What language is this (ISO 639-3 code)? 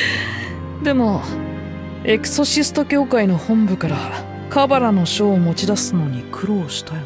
jpn